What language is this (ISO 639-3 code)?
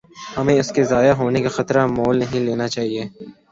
urd